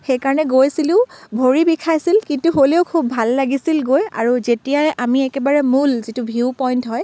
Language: Assamese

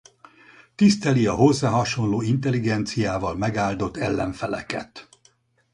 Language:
Hungarian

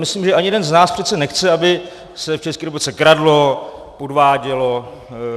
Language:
Czech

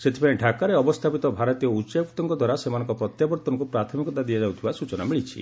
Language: Odia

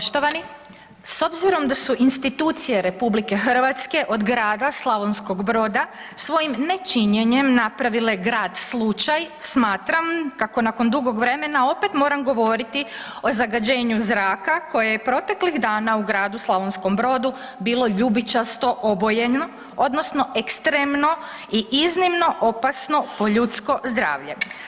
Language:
Croatian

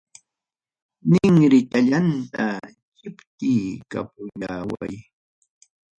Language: Ayacucho Quechua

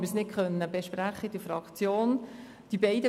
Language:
Swiss German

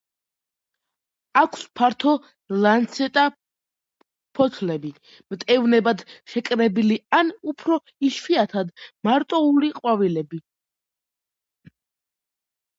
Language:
Georgian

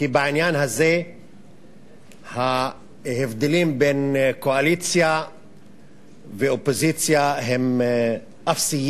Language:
Hebrew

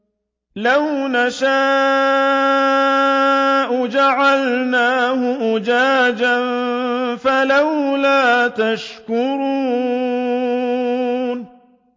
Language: Arabic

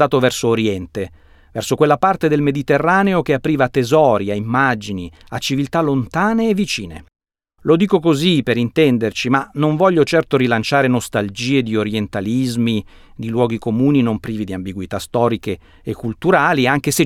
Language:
Italian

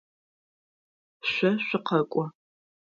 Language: Adyghe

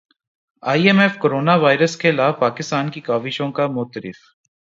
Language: Urdu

